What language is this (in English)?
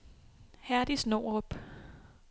Danish